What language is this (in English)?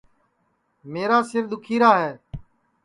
Sansi